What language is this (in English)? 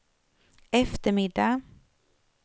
Swedish